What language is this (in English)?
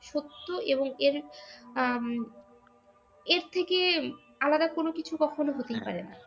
Bangla